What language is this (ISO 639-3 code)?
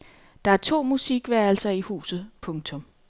dan